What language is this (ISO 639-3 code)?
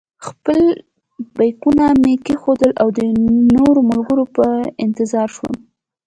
pus